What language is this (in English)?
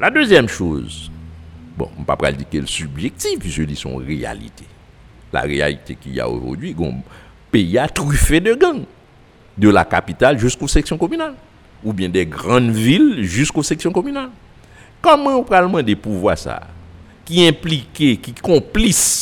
French